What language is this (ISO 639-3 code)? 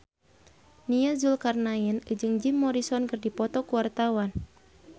sun